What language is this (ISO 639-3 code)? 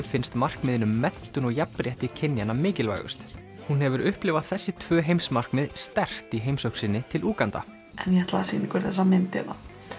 isl